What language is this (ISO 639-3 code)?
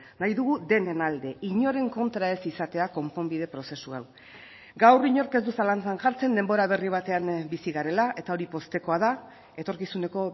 eus